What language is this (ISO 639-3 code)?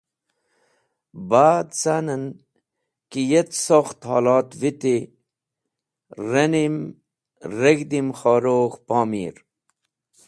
wbl